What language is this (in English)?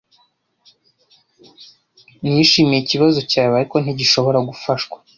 Kinyarwanda